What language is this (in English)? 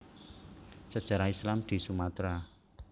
Javanese